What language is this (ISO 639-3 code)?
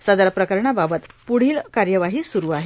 mar